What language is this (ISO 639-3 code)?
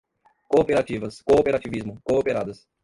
por